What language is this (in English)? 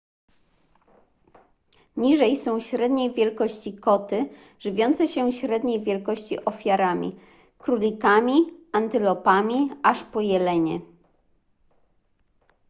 Polish